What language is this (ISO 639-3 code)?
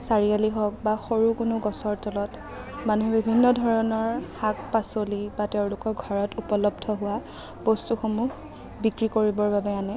asm